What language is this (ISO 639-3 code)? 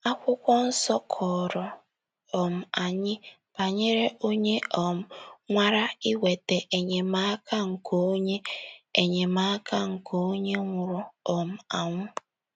ibo